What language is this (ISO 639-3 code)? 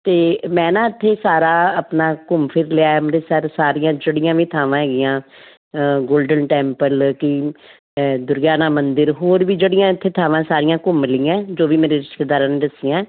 pan